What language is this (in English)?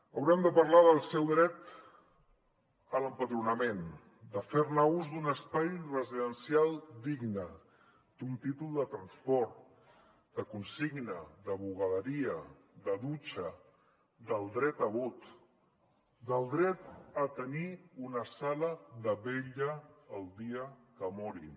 Catalan